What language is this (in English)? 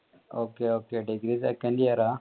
Malayalam